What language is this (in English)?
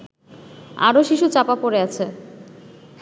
Bangla